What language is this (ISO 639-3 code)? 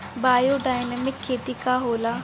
bho